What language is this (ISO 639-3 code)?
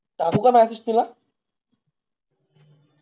mar